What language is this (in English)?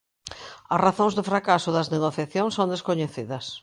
Galician